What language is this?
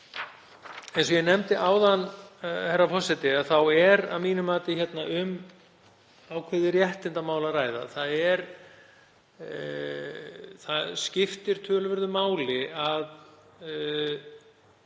Icelandic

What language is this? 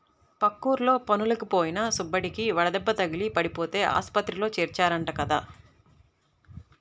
Telugu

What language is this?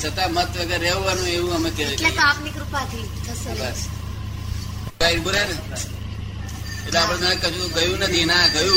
Gujarati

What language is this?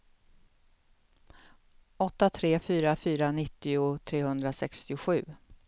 Swedish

